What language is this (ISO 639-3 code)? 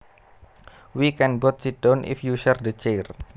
jav